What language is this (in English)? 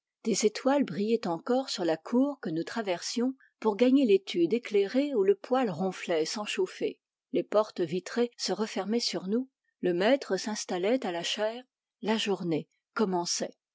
French